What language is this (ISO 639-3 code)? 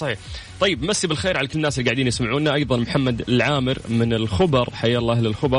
ara